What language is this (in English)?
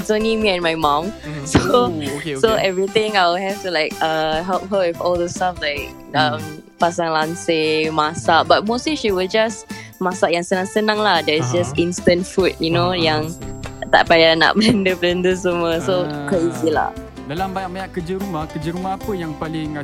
Malay